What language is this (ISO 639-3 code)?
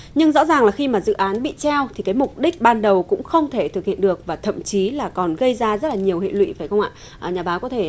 vie